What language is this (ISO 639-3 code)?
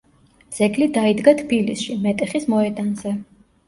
kat